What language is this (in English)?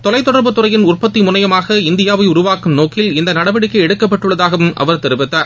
Tamil